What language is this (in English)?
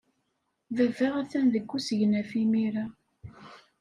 Kabyle